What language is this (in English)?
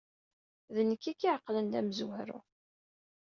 Kabyle